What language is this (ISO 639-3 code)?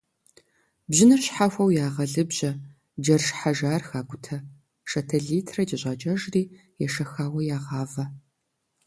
kbd